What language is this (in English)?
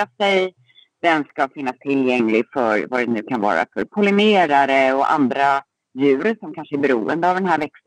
Swedish